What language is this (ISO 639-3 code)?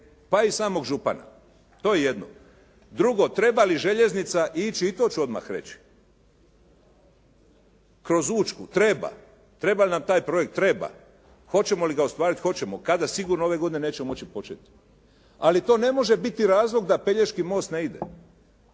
hrv